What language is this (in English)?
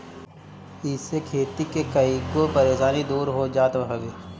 Bhojpuri